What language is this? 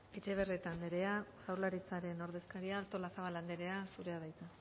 Basque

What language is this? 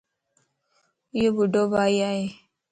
Lasi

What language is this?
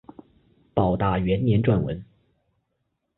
Chinese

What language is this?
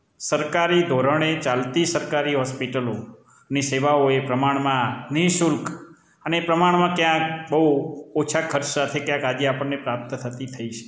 Gujarati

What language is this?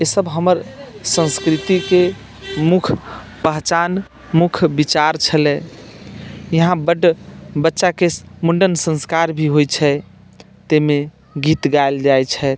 Maithili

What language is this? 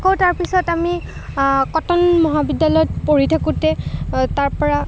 Assamese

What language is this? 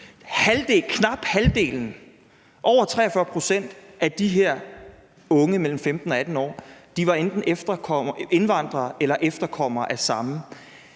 Danish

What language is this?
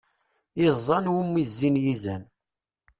Kabyle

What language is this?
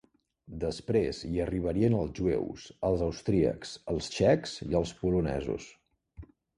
Catalan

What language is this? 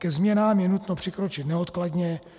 Czech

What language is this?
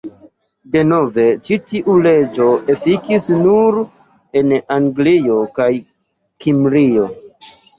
Esperanto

